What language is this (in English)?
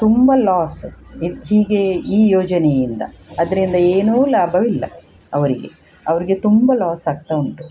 Kannada